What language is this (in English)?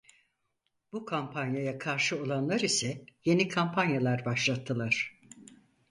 Turkish